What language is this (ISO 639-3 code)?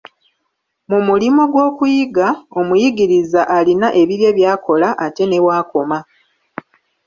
lug